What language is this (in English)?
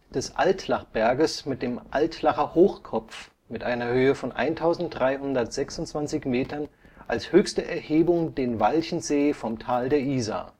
German